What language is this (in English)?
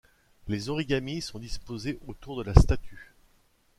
French